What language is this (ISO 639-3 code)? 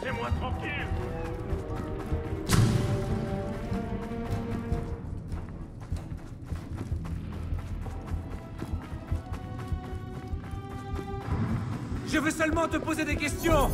fra